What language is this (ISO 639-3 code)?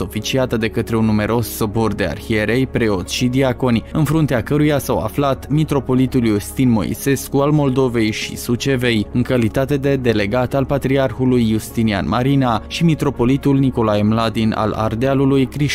ron